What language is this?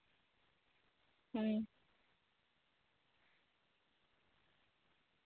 Santali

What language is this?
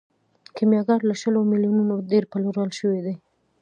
Pashto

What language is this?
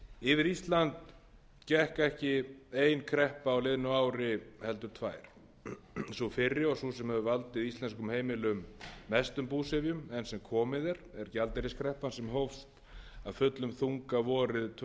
Icelandic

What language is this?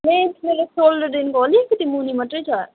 Nepali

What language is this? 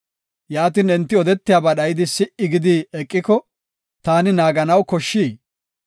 Gofa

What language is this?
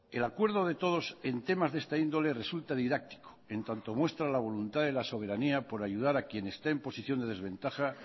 Spanish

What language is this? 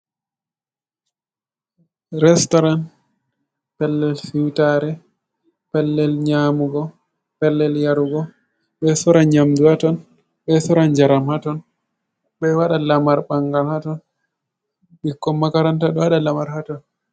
Fula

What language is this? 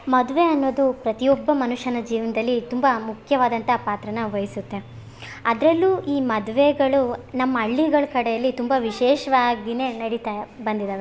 Kannada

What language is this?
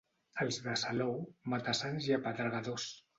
Catalan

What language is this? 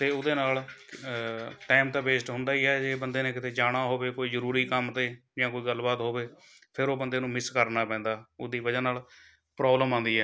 Punjabi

